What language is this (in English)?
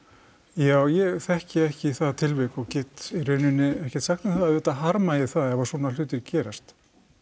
Icelandic